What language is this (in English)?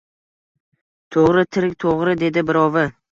Uzbek